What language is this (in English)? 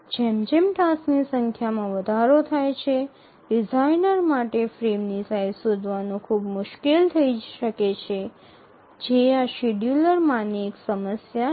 Gujarati